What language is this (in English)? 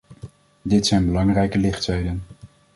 Dutch